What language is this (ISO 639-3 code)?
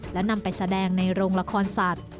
tha